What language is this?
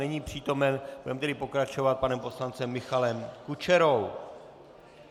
Czech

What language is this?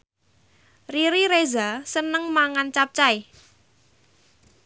Javanese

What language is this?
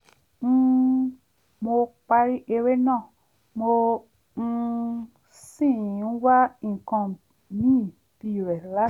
Yoruba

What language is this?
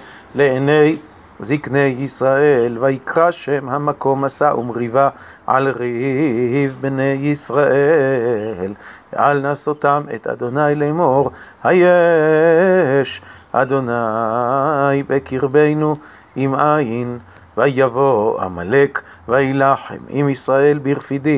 Hebrew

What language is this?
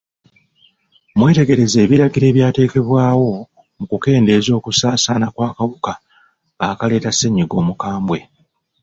Ganda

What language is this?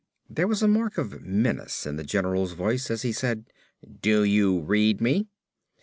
English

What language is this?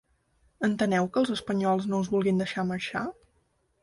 Catalan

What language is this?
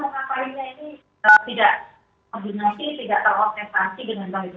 Indonesian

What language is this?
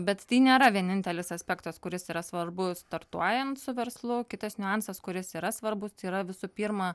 Lithuanian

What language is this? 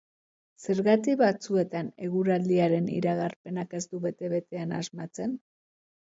Basque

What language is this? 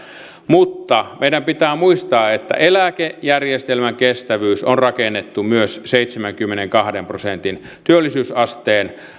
Finnish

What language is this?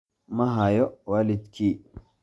Somali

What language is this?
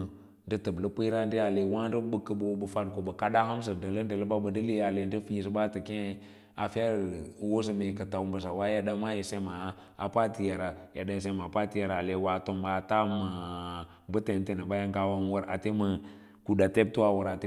Lala-Roba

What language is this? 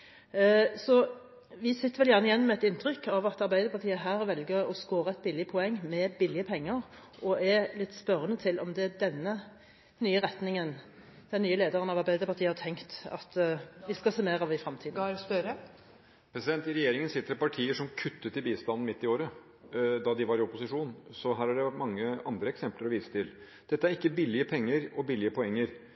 Norwegian Bokmål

